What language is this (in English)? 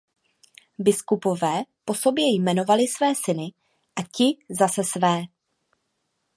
Czech